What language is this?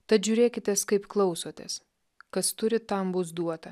Lithuanian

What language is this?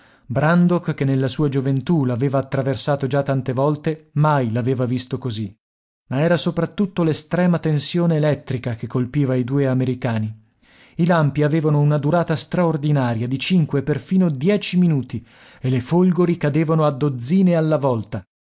Italian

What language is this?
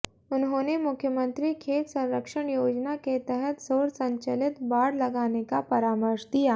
Hindi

